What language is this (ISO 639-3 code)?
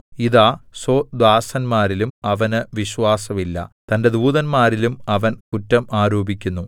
mal